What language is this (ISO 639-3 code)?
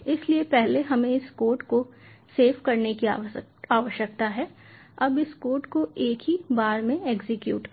hin